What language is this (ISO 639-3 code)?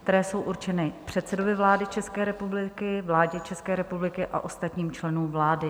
ces